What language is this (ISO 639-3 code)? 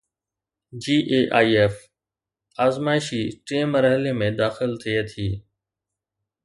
snd